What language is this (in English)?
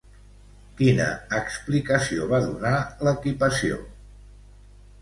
Catalan